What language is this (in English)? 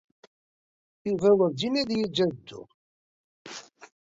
Kabyle